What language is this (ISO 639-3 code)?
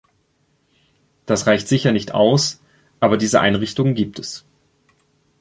deu